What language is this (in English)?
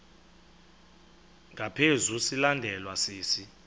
Xhosa